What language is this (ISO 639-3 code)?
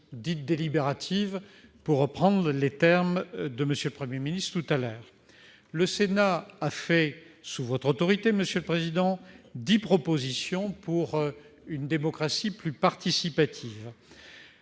fra